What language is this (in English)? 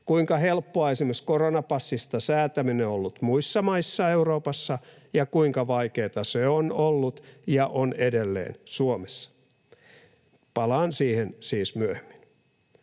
Finnish